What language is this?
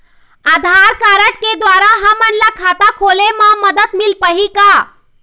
Chhattisgarhi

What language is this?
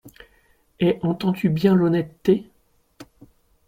French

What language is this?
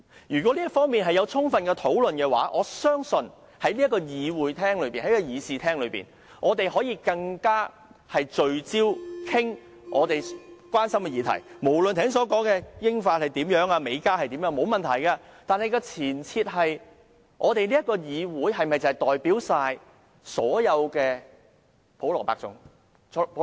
Cantonese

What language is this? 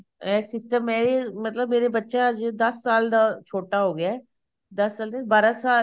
Punjabi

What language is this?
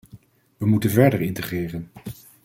Dutch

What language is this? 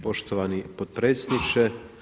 Croatian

